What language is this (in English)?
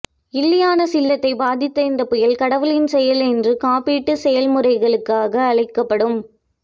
Tamil